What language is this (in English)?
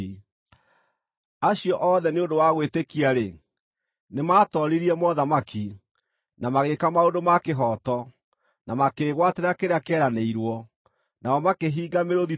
Kikuyu